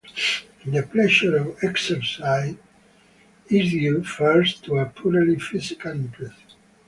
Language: English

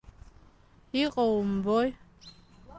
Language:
Abkhazian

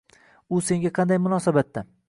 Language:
Uzbek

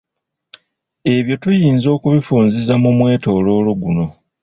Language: Ganda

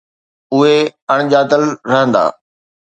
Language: Sindhi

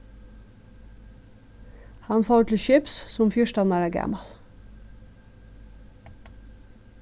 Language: Faroese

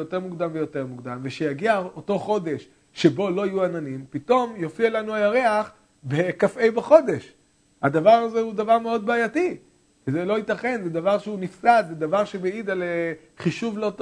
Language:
Hebrew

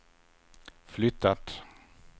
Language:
Swedish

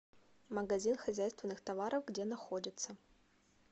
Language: Russian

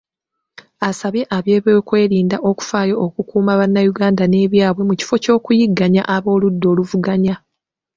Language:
Ganda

